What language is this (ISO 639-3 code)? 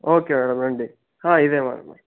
tel